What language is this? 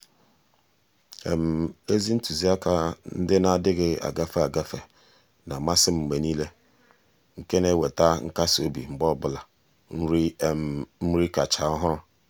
Igbo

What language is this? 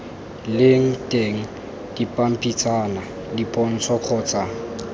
Tswana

